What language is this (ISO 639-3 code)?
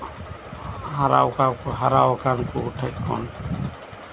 sat